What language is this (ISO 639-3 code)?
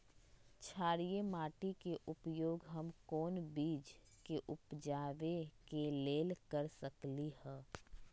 mag